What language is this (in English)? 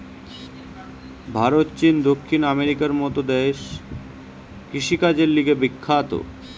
Bangla